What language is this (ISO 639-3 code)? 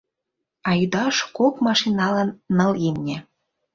chm